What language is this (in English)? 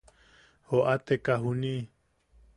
Yaqui